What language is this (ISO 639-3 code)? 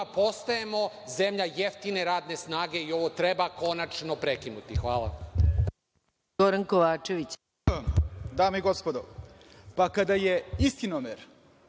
srp